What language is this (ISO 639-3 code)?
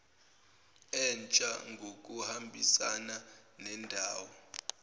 zul